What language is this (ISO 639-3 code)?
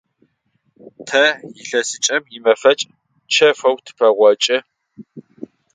ady